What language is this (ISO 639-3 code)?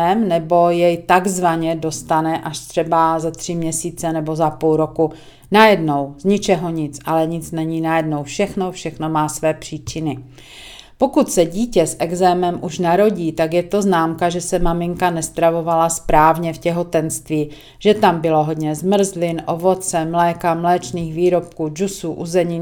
ces